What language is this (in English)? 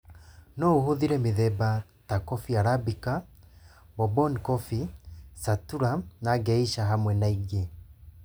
Kikuyu